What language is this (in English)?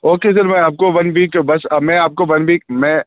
Urdu